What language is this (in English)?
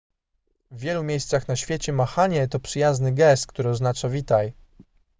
Polish